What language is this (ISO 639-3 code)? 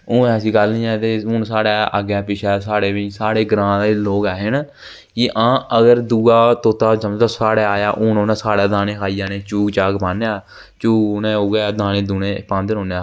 doi